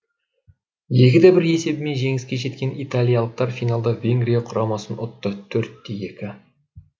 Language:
Kazakh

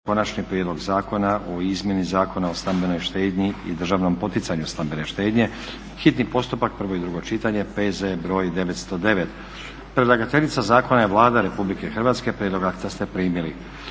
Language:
Croatian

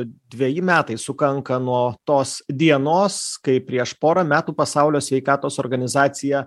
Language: Lithuanian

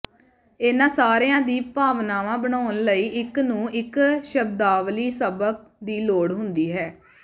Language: Punjabi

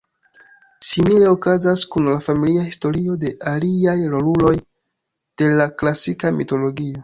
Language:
Esperanto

